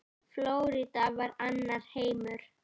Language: Icelandic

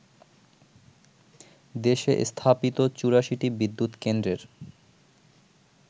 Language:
Bangla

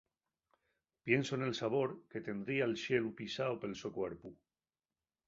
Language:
Asturian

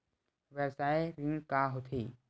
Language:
Chhattisgarhi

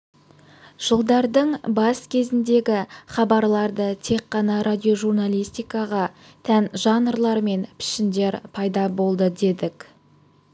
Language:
Kazakh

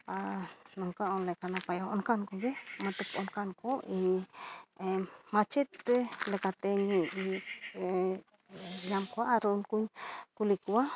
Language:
Santali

